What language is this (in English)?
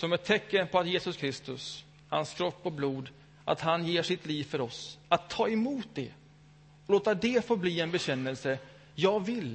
Swedish